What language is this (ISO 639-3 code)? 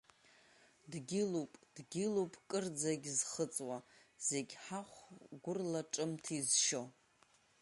abk